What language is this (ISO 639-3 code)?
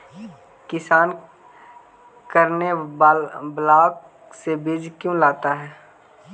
mag